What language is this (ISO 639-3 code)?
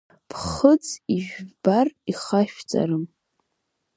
abk